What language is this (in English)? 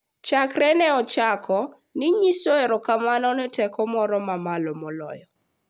Luo (Kenya and Tanzania)